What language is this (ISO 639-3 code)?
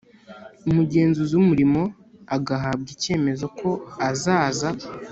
kin